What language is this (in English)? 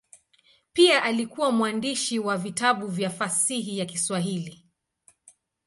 Swahili